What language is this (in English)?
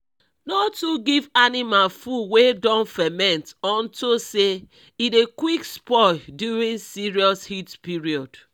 Nigerian Pidgin